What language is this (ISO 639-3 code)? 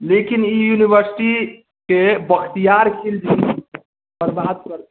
mai